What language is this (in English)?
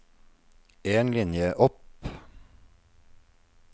Norwegian